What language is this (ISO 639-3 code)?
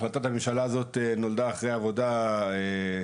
heb